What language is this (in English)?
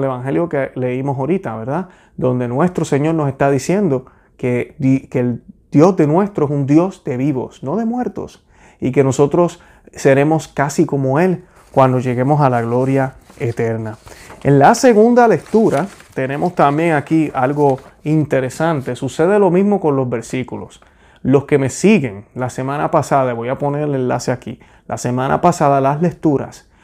Spanish